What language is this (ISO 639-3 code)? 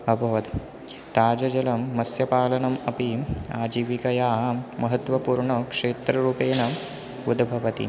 san